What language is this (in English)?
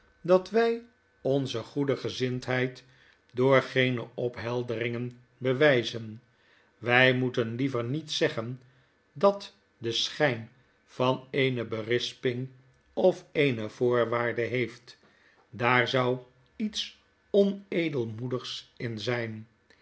Dutch